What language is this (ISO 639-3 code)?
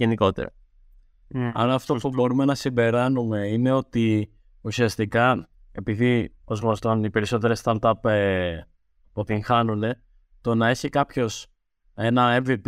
ell